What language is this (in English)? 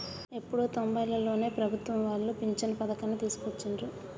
Telugu